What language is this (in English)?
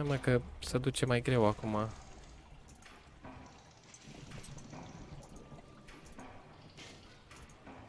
Romanian